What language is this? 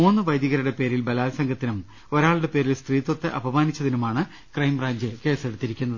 Malayalam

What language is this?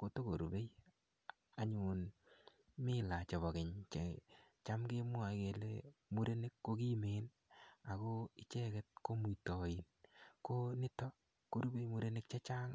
Kalenjin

